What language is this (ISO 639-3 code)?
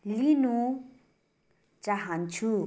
nep